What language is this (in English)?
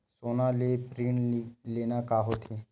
Chhattisgarhi